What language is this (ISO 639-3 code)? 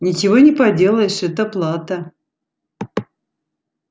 rus